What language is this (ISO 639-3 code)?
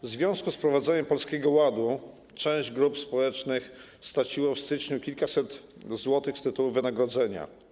pol